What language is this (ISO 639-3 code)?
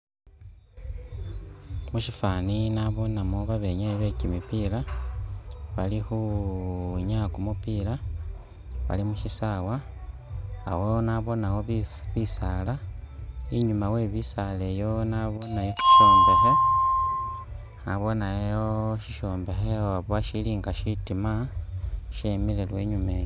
myx